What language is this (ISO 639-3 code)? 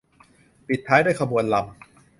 tha